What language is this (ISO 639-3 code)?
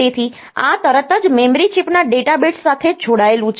guj